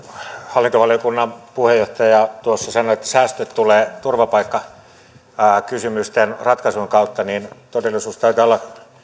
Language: Finnish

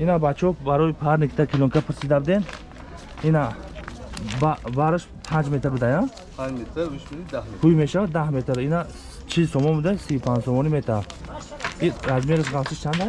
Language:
Turkish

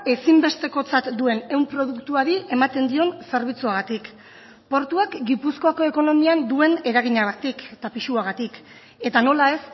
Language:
Basque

